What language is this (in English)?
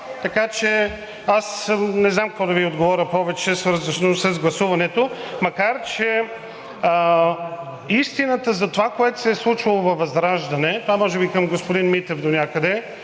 Bulgarian